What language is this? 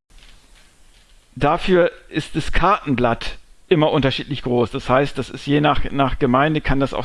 German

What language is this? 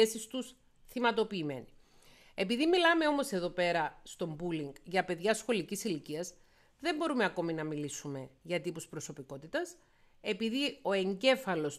Greek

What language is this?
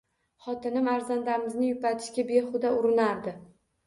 Uzbek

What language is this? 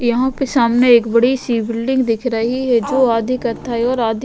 Hindi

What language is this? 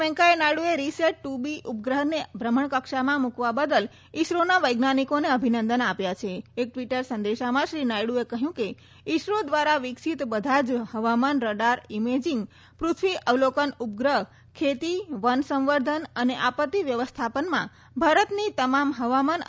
Gujarati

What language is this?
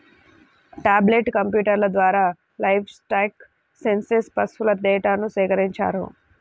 Telugu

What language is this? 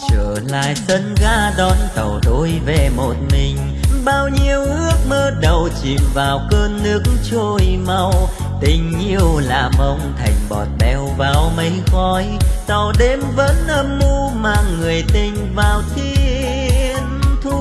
Vietnamese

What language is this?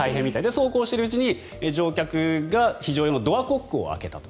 Japanese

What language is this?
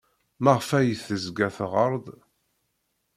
Kabyle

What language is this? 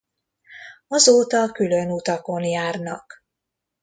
Hungarian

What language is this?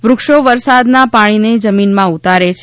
Gujarati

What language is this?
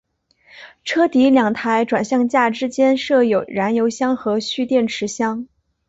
Chinese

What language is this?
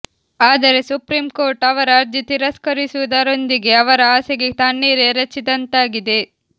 Kannada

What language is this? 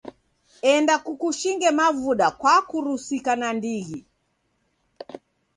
Taita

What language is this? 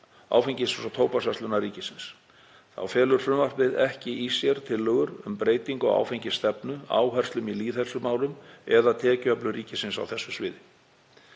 Icelandic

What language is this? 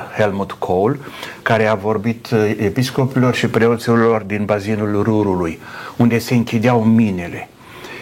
Romanian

